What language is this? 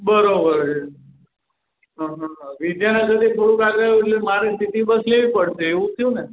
Gujarati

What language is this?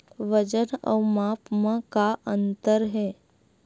Chhattisgarhi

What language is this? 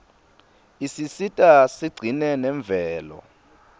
Swati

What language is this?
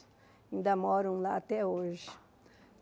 Portuguese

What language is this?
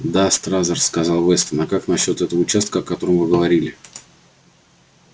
Russian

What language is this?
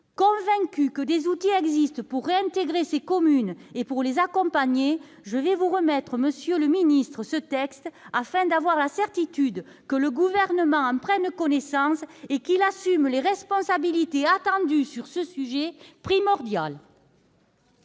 French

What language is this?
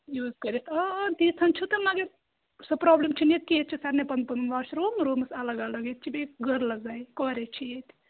Kashmiri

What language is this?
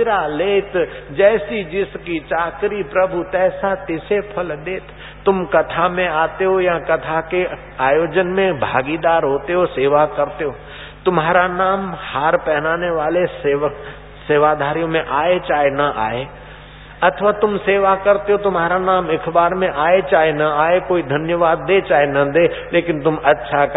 Hindi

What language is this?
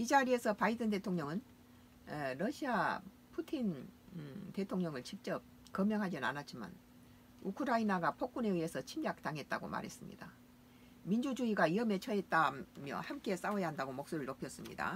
Korean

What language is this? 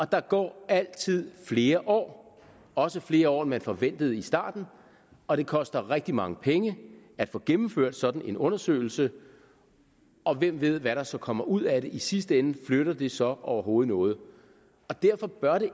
Danish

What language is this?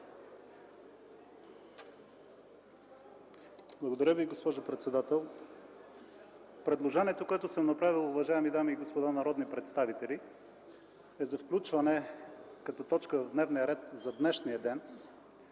Bulgarian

